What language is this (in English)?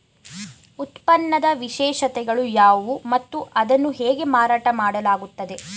Kannada